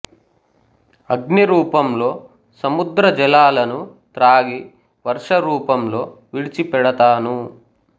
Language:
Telugu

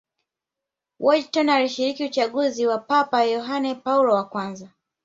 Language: Swahili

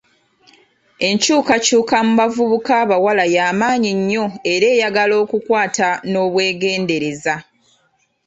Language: Ganda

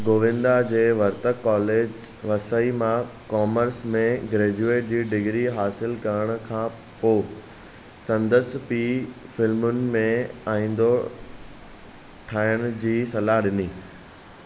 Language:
Sindhi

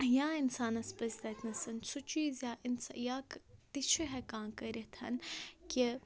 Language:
Kashmiri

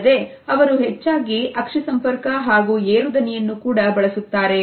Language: Kannada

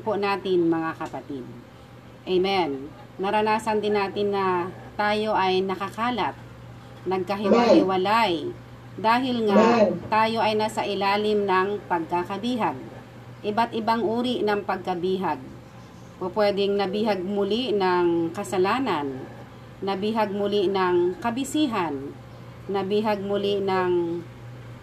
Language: Filipino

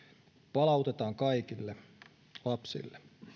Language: Finnish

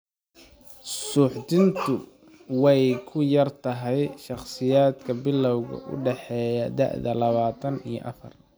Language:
Somali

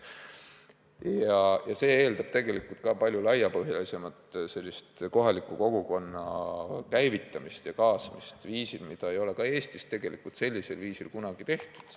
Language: Estonian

